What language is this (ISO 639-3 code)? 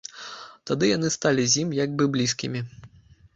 bel